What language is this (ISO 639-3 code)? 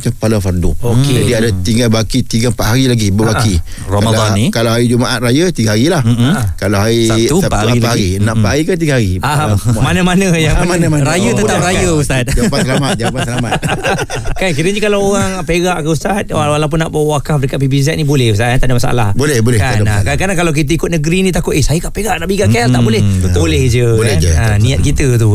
msa